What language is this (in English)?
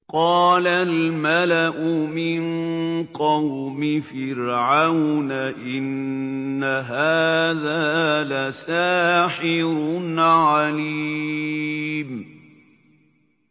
Arabic